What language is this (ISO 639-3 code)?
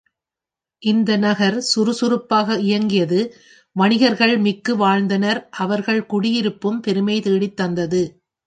tam